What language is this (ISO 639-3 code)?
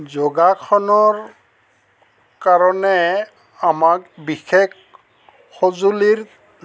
asm